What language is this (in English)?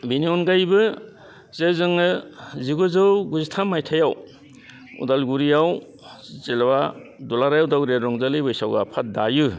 Bodo